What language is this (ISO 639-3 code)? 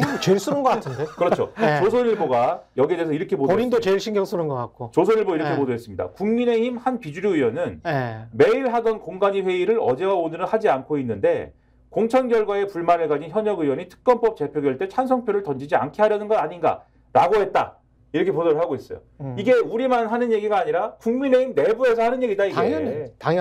kor